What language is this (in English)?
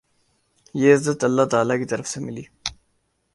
Urdu